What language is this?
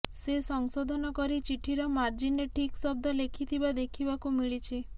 Odia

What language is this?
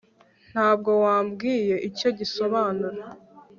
Kinyarwanda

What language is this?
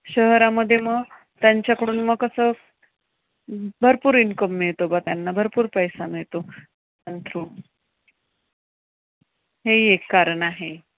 Marathi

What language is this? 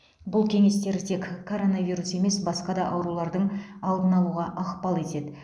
Kazakh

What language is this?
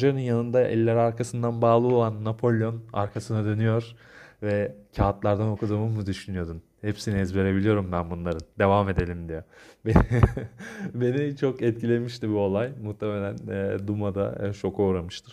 Turkish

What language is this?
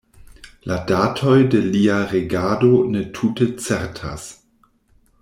Esperanto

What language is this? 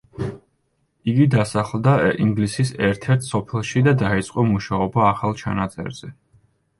Georgian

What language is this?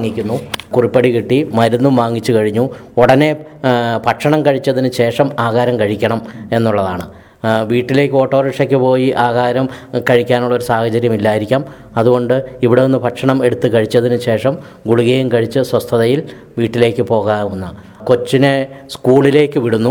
Malayalam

